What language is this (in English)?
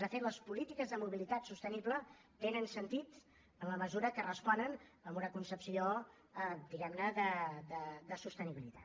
Catalan